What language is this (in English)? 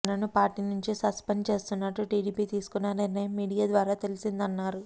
Telugu